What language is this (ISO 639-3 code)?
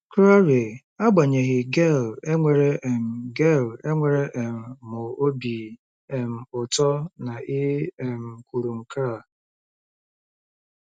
ibo